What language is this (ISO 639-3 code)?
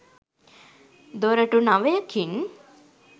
sin